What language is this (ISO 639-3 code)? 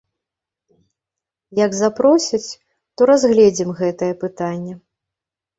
bel